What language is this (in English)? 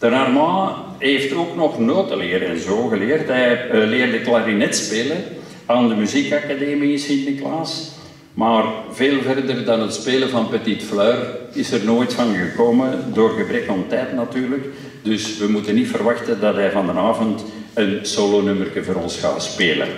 Dutch